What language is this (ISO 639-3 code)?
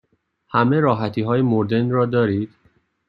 fas